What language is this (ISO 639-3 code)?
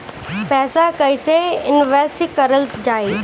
bho